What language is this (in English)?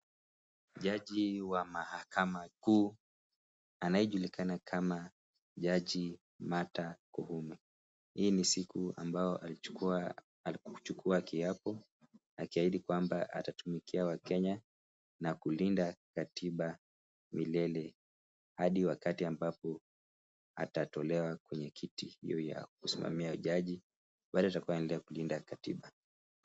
Swahili